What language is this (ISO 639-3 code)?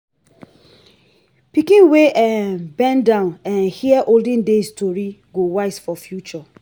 pcm